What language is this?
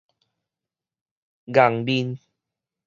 Min Nan Chinese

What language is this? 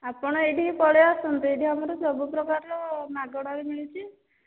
Odia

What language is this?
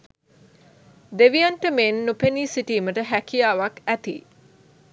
Sinhala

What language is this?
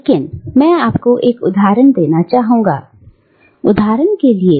Hindi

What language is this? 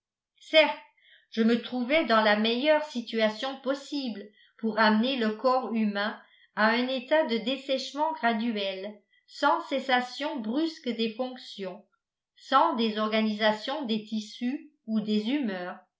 French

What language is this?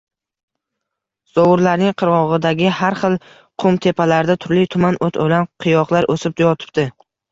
Uzbek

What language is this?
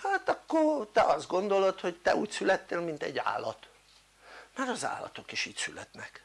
Hungarian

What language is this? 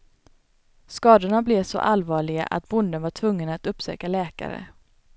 Swedish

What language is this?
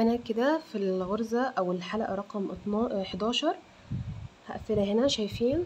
Arabic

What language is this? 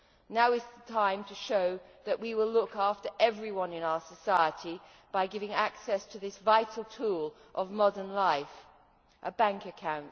English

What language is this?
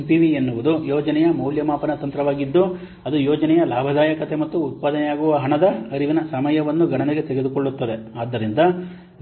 Kannada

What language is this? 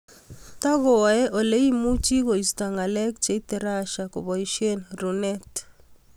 Kalenjin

